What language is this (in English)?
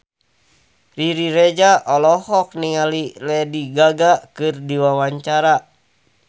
Sundanese